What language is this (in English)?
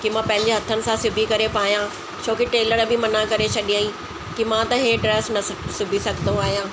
Sindhi